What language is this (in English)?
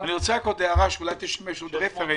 Hebrew